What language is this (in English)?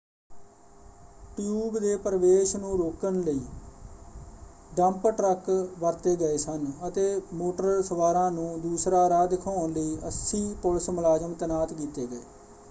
Punjabi